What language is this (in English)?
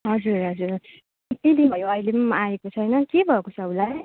Nepali